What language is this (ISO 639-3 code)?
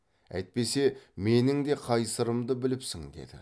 kaz